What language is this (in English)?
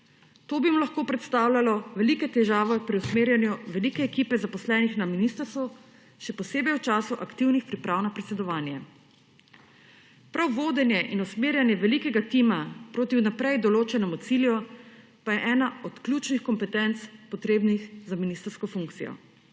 Slovenian